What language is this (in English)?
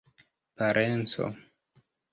Esperanto